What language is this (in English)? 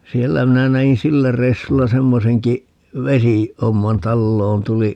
Finnish